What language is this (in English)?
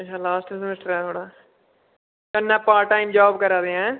Dogri